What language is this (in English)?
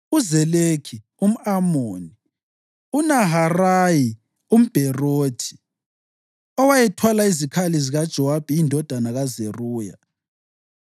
North Ndebele